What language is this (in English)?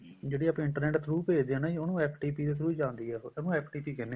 Punjabi